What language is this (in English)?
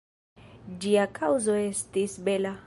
Esperanto